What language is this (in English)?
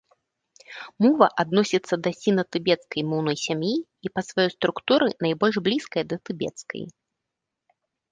Belarusian